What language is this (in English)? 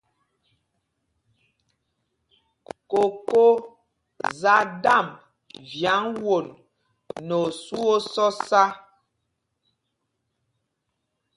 Mpumpong